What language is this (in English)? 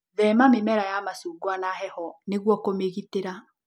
Kikuyu